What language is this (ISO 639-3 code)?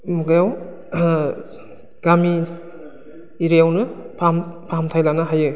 brx